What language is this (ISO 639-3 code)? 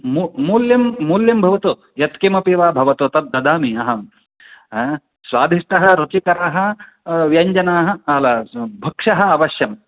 san